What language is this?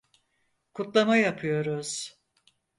Turkish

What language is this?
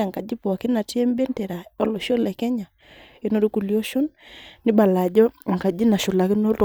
Masai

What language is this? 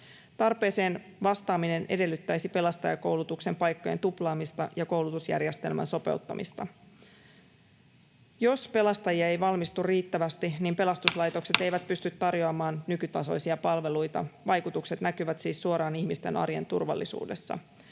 Finnish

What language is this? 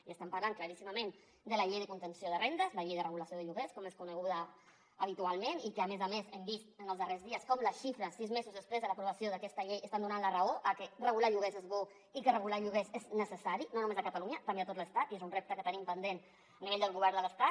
Catalan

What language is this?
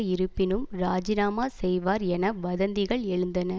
Tamil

